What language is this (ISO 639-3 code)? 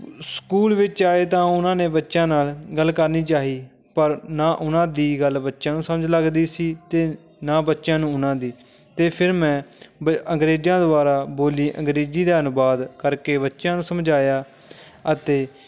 pan